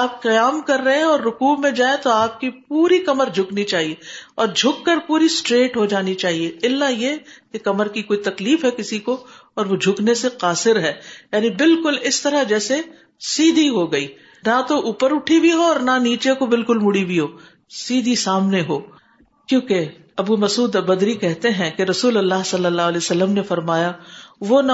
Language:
Urdu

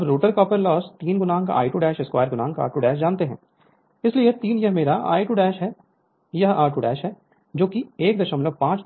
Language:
Hindi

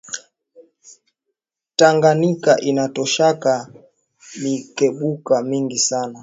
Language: Swahili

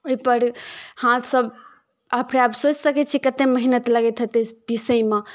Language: Maithili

